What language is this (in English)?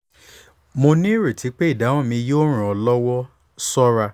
Yoruba